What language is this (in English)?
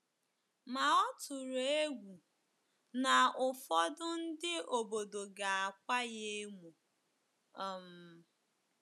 Igbo